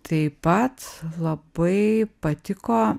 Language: Lithuanian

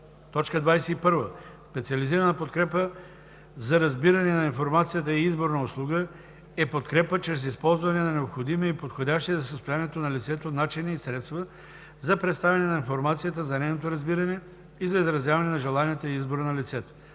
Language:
Bulgarian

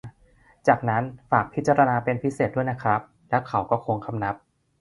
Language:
Thai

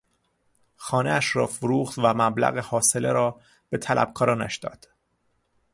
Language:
Persian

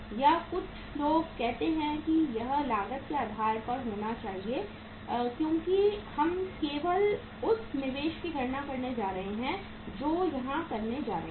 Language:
Hindi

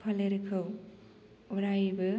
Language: Bodo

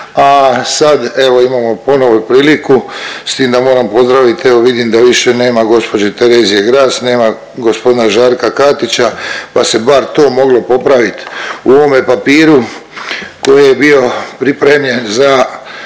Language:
Croatian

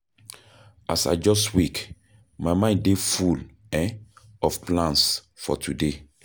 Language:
Nigerian Pidgin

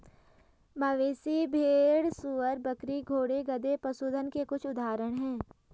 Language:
Hindi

